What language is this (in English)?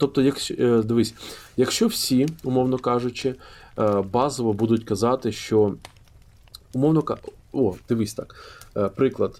Ukrainian